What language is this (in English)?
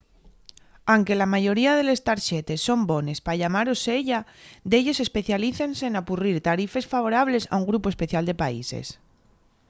Asturian